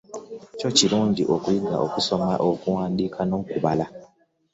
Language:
Ganda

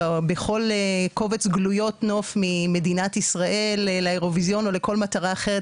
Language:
Hebrew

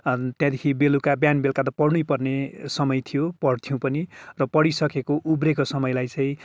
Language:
Nepali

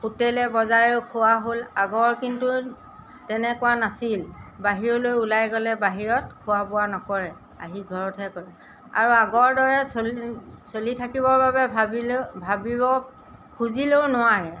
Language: Assamese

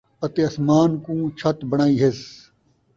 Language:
Saraiki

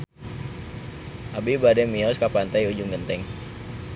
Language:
Sundanese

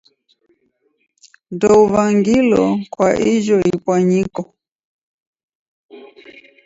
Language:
Taita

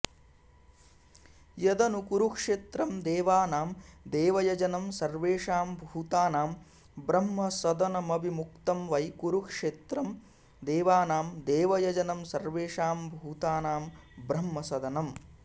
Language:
Sanskrit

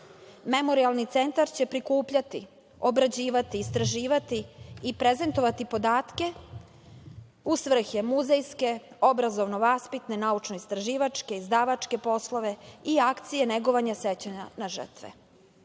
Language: Serbian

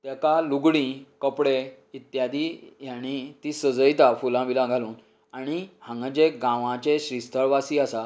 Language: Konkani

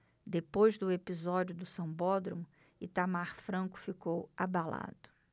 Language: Portuguese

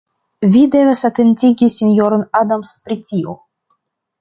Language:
Esperanto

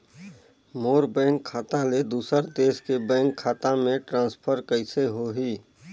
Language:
Chhattisgarhi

